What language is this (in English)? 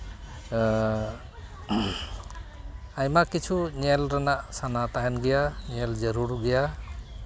Santali